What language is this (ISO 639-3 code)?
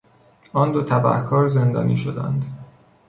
fas